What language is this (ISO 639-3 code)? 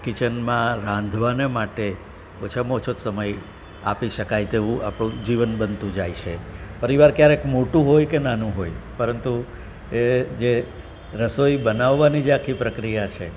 guj